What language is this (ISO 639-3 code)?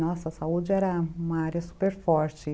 por